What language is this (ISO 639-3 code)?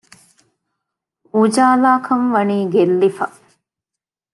div